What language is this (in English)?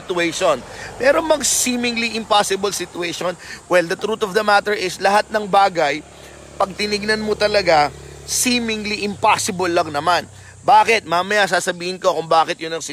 Filipino